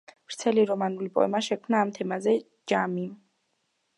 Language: Georgian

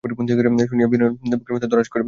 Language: Bangla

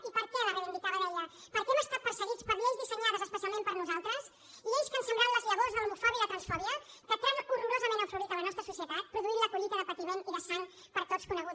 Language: Catalan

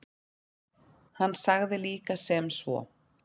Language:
Icelandic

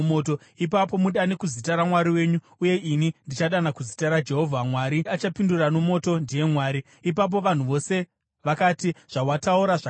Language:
Shona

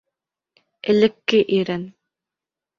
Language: Bashkir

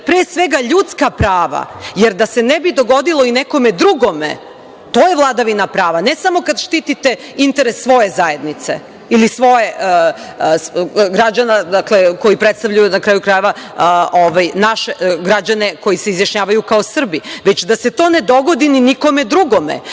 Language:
Serbian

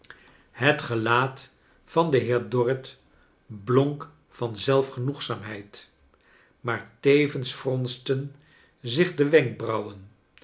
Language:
Dutch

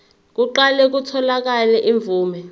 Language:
Zulu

